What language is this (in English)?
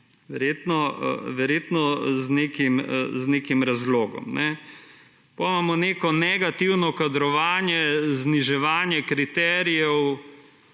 Slovenian